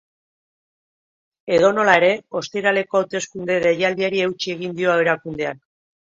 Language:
Basque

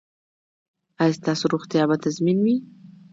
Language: Pashto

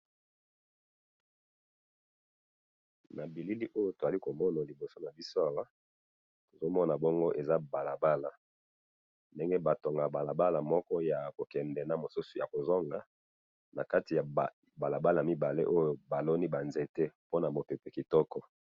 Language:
Lingala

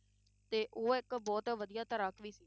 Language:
Punjabi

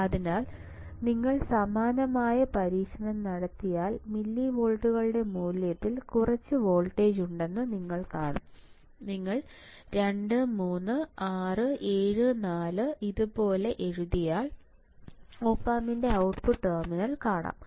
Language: Malayalam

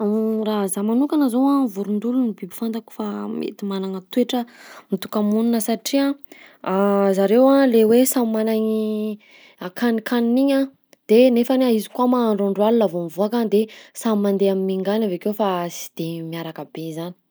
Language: Southern Betsimisaraka Malagasy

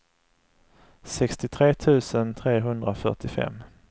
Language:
Swedish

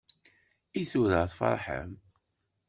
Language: Kabyle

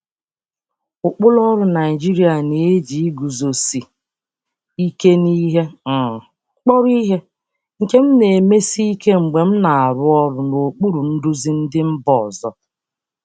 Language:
Igbo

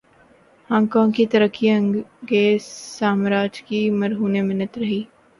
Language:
Urdu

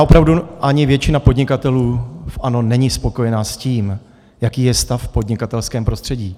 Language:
Czech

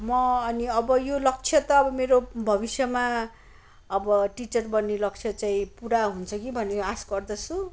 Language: Nepali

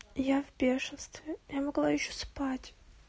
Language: Russian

